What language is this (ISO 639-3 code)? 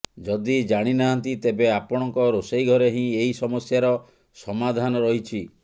ori